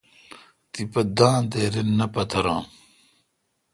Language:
Kalkoti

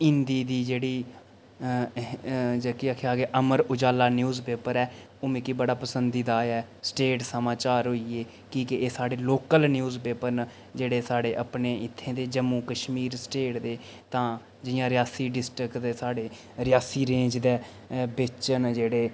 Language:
Dogri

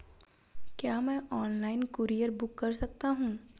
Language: Hindi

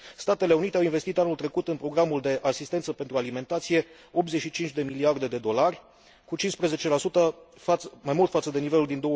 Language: Romanian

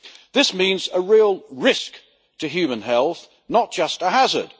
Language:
English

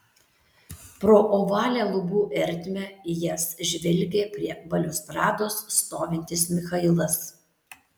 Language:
Lithuanian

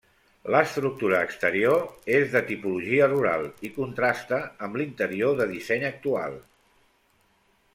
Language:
Catalan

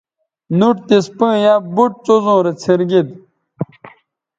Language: Bateri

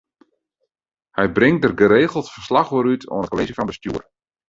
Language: Western Frisian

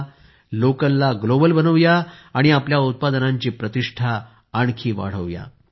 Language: Marathi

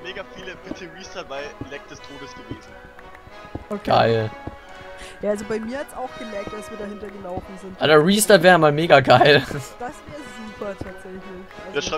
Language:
German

